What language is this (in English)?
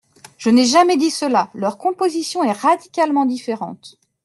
French